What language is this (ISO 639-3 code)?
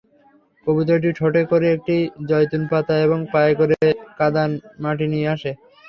ben